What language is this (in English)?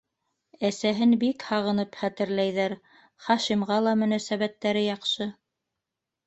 Bashkir